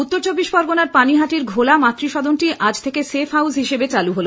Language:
Bangla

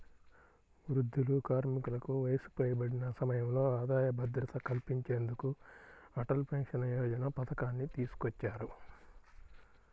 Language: Telugu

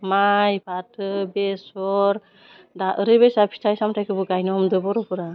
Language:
Bodo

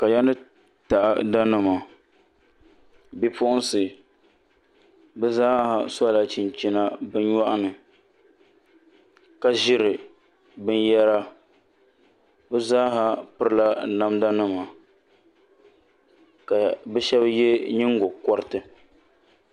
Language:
Dagbani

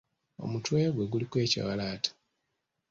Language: Ganda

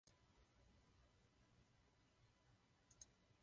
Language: Czech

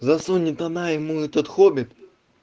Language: Russian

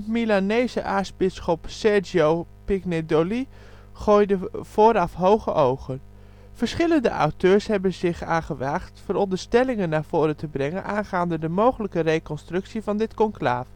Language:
Dutch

